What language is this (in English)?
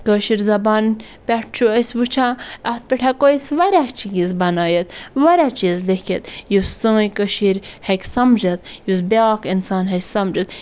Kashmiri